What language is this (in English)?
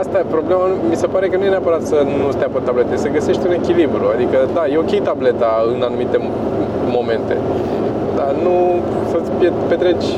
Romanian